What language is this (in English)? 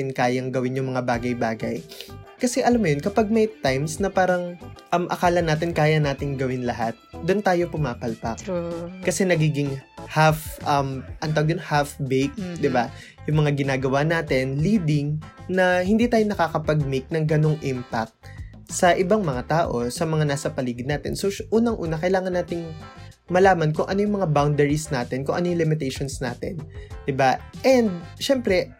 Filipino